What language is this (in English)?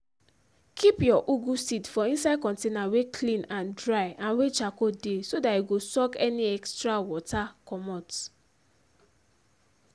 Nigerian Pidgin